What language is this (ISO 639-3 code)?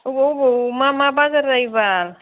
brx